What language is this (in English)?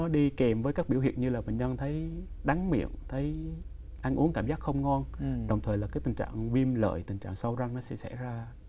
Vietnamese